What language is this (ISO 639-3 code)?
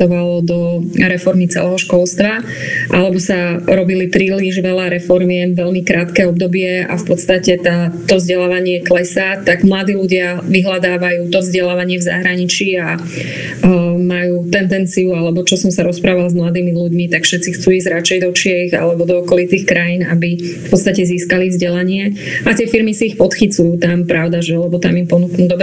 slk